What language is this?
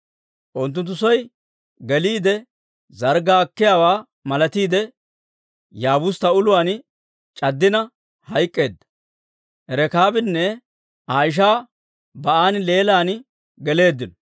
Dawro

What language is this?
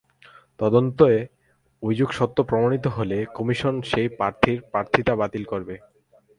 Bangla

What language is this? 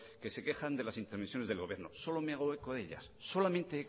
Spanish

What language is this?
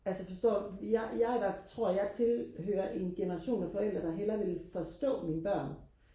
Danish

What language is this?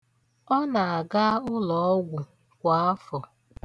Igbo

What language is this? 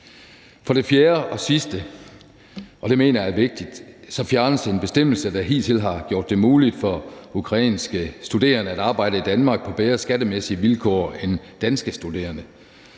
Danish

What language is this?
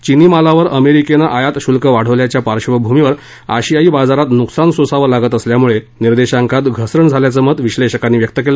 Marathi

